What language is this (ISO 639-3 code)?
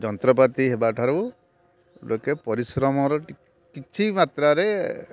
ori